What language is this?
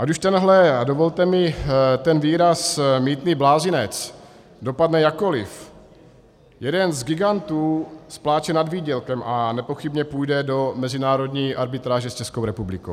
Czech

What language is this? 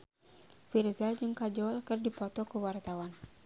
Sundanese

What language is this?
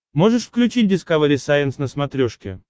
Russian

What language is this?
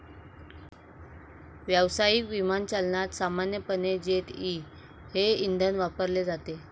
Marathi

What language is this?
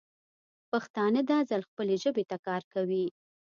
Pashto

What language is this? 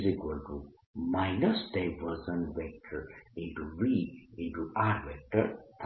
Gujarati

